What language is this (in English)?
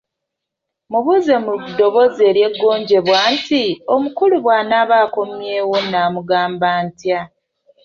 Ganda